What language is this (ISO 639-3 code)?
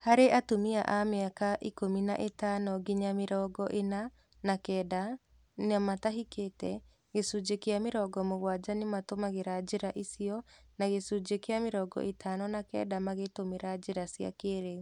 kik